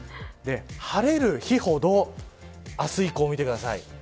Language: Japanese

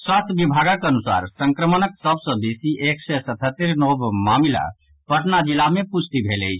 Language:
Maithili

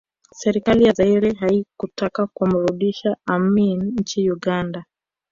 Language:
Swahili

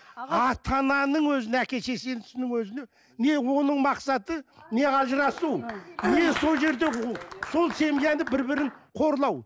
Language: Kazakh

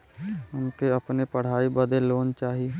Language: Bhojpuri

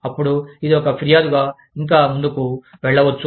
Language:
Telugu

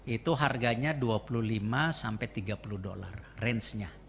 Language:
Indonesian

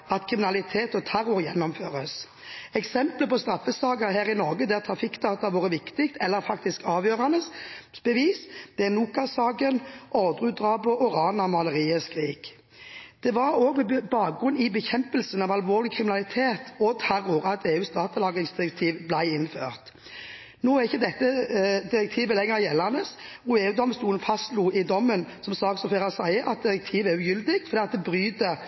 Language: Norwegian Bokmål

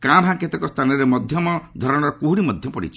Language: Odia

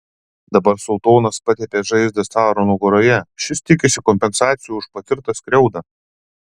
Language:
Lithuanian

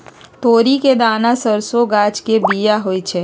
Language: Magahi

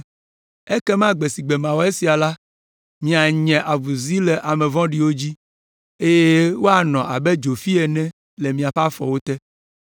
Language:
Ewe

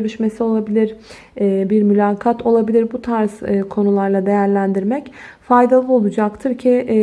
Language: Turkish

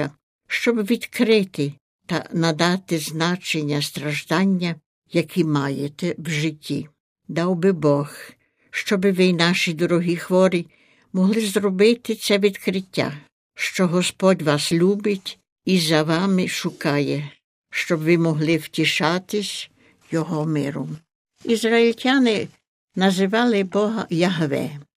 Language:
Ukrainian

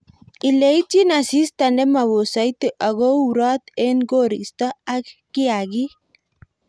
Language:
Kalenjin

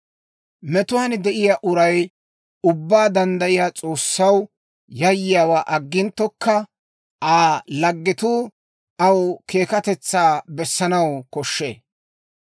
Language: Dawro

